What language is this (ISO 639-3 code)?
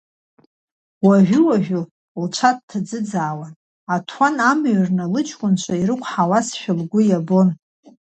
abk